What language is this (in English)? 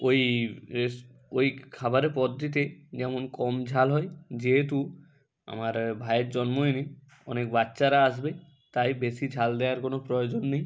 Bangla